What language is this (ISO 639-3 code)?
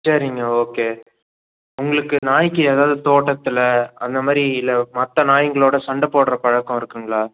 tam